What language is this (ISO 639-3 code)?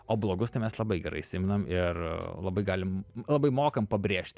lit